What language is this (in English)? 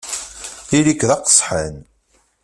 Kabyle